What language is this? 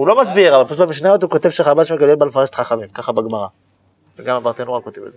Hebrew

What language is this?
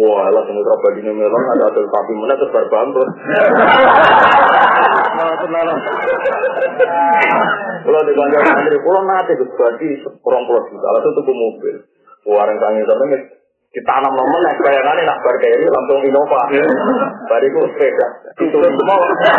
Indonesian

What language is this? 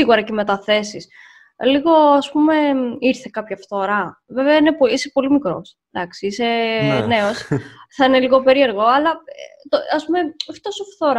Greek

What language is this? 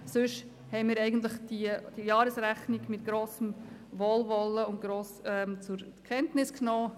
Swiss German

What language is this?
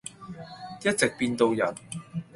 Cantonese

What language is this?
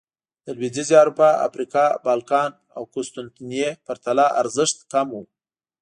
Pashto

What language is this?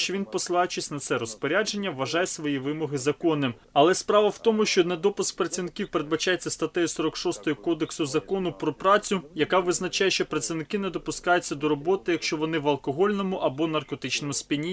Ukrainian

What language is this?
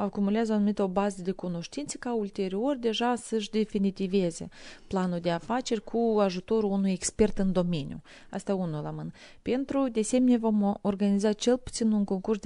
Romanian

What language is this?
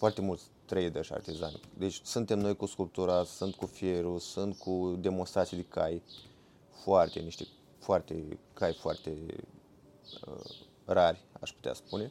Romanian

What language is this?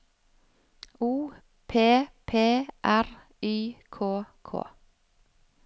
Norwegian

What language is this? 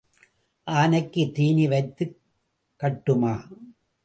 Tamil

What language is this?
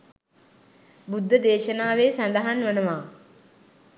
Sinhala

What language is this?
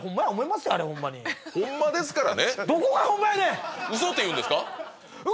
Japanese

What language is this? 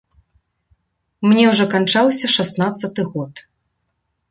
Belarusian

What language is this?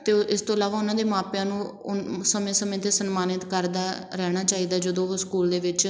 Punjabi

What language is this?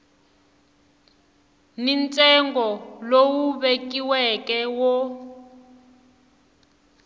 Tsonga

